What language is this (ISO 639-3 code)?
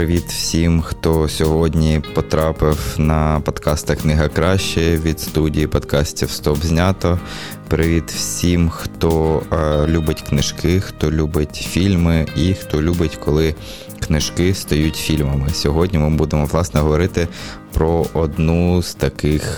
ukr